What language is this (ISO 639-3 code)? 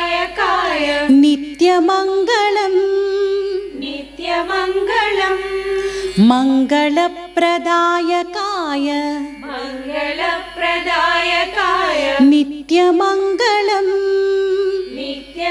hin